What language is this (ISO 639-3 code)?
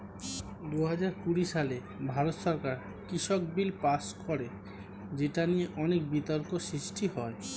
ben